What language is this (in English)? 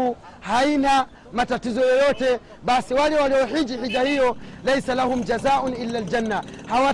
Swahili